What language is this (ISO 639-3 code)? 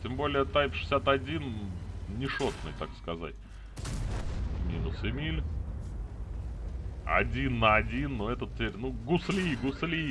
rus